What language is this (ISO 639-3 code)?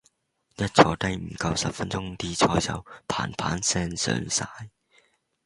yue